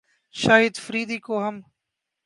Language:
Urdu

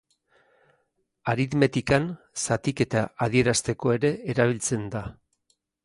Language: Basque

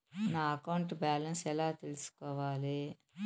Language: Telugu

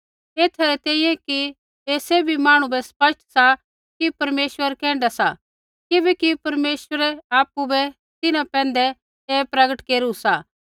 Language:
Kullu Pahari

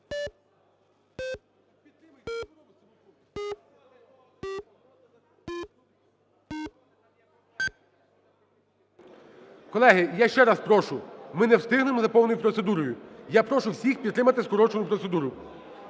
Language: Ukrainian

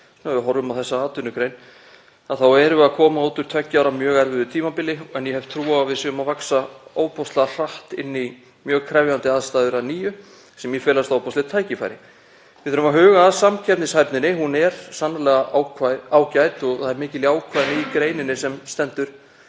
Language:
Icelandic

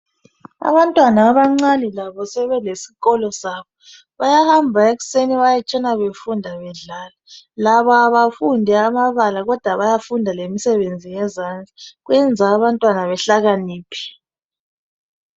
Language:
North Ndebele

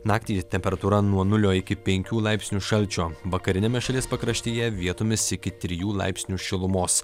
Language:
Lithuanian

